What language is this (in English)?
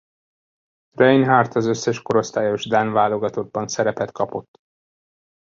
Hungarian